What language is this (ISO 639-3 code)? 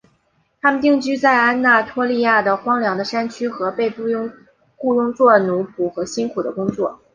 zho